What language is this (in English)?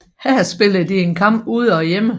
Danish